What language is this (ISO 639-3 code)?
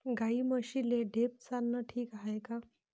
mar